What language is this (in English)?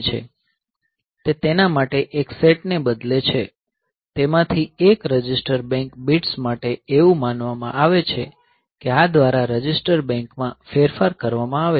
Gujarati